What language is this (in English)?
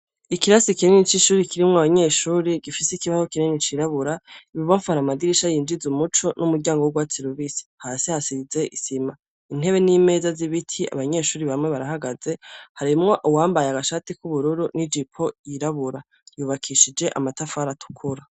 Rundi